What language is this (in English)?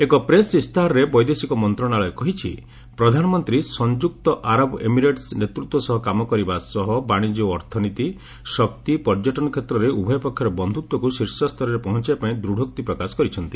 Odia